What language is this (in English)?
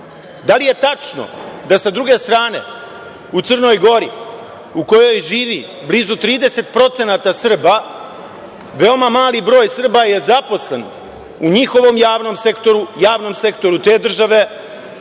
Serbian